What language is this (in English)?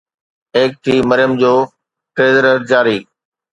Sindhi